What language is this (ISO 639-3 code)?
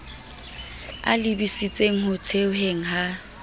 sot